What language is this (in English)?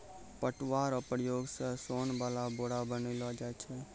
Maithili